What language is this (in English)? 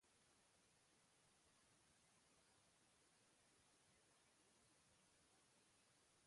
Basque